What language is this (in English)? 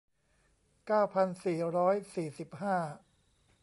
Thai